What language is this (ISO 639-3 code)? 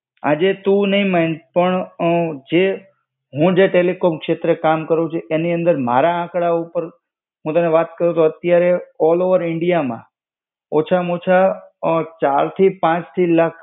guj